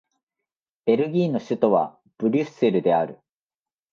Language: Japanese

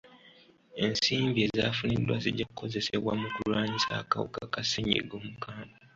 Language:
Ganda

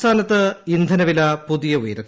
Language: Malayalam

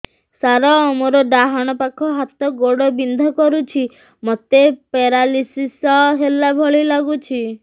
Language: Odia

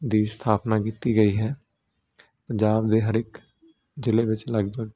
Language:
Punjabi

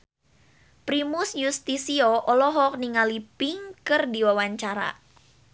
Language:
Sundanese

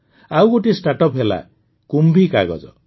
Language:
Odia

